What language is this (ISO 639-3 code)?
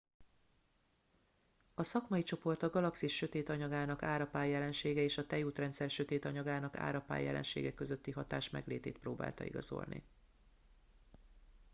hun